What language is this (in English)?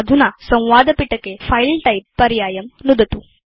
Sanskrit